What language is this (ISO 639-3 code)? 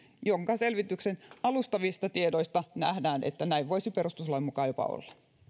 fin